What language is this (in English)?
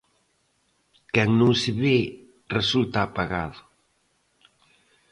Galician